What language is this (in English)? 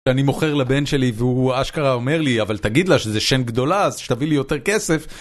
Hebrew